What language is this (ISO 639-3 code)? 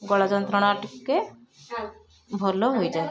ori